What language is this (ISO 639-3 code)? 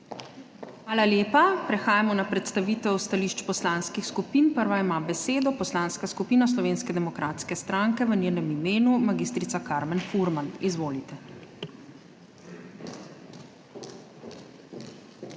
slv